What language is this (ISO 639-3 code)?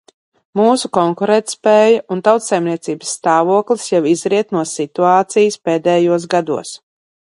lav